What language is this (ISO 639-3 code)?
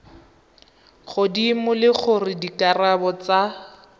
tsn